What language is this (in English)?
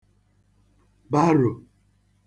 Igbo